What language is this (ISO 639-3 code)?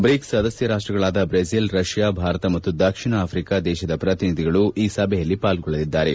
kan